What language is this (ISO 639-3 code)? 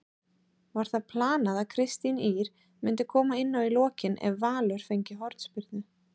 isl